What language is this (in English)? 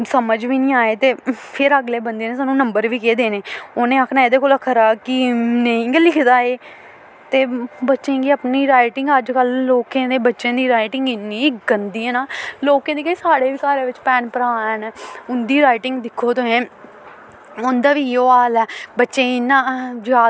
Dogri